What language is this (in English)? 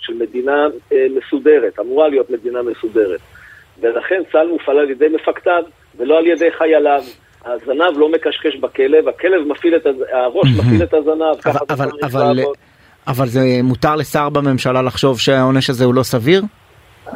Hebrew